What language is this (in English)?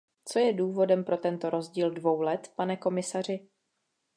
Czech